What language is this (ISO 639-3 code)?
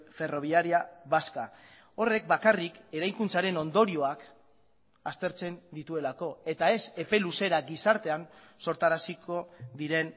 eus